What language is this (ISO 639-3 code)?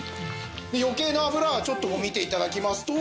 jpn